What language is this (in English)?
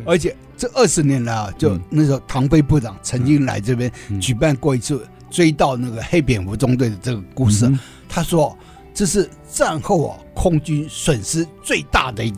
Chinese